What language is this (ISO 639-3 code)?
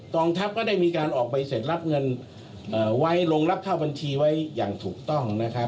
tha